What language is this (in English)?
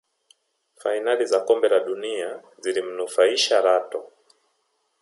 Swahili